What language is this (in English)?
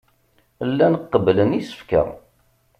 Kabyle